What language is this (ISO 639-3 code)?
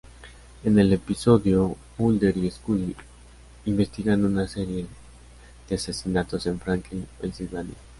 spa